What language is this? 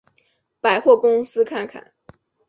Chinese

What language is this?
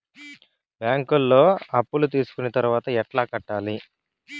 Telugu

